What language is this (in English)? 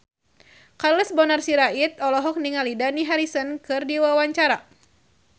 Sundanese